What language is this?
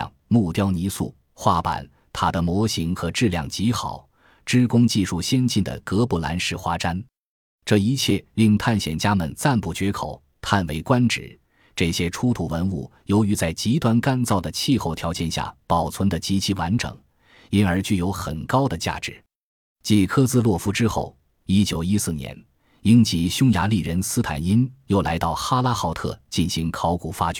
Chinese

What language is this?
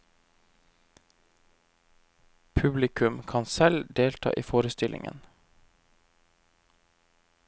Norwegian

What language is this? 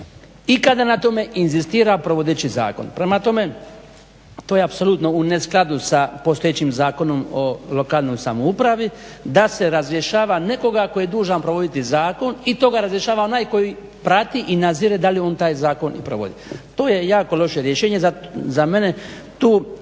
Croatian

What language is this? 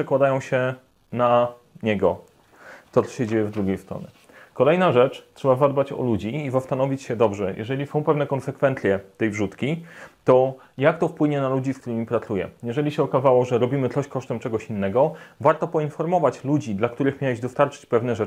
Polish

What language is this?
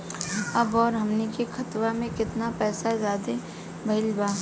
Bhojpuri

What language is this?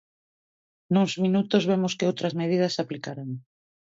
Galician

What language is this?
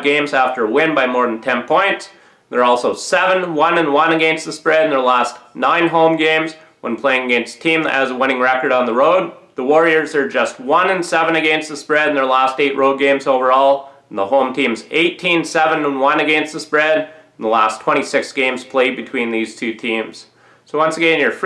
English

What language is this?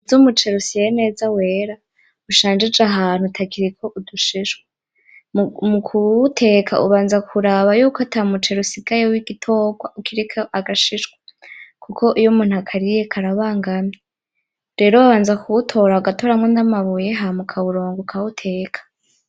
Rundi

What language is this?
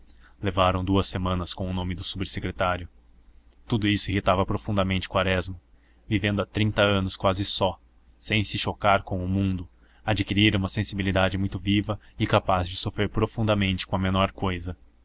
Portuguese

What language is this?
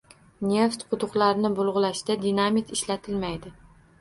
Uzbek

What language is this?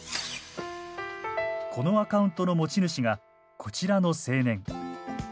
Japanese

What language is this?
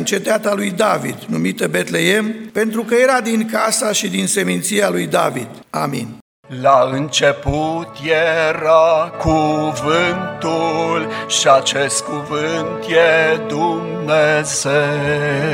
Romanian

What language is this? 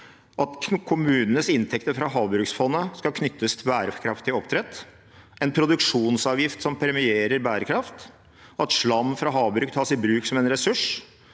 Norwegian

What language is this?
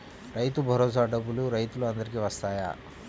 Telugu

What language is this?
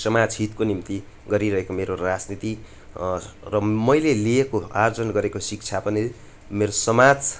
Nepali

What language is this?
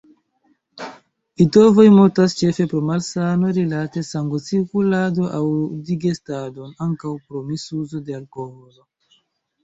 Esperanto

